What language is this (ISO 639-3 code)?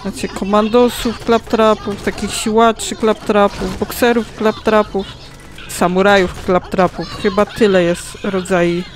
pol